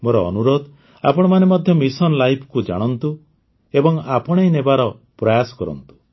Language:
Odia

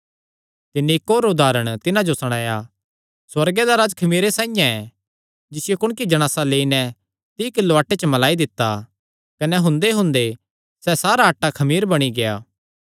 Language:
Kangri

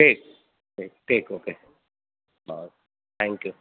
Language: Urdu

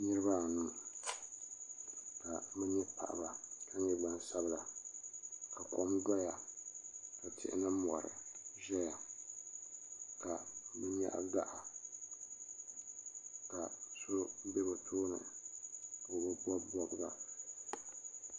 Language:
Dagbani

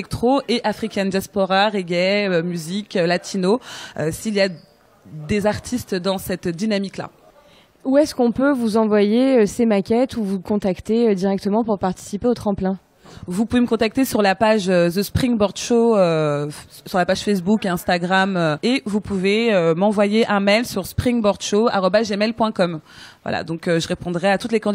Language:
French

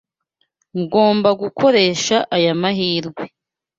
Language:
Kinyarwanda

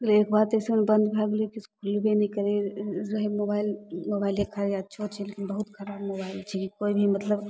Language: Maithili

